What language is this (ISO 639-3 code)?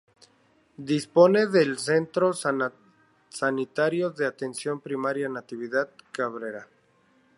spa